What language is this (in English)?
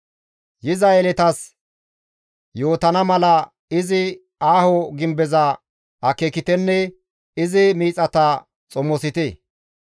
Gamo